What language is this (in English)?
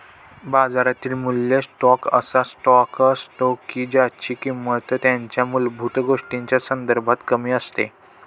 Marathi